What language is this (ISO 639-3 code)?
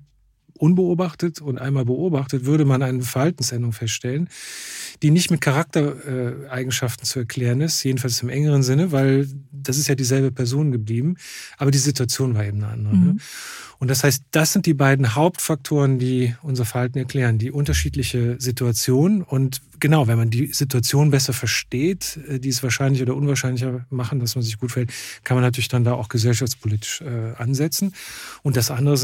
deu